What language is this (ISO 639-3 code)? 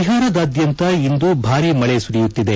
kan